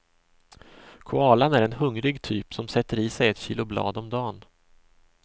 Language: Swedish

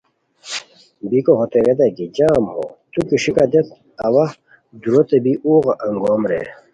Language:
Khowar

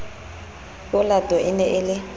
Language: Southern Sotho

